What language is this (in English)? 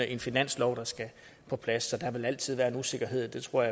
Danish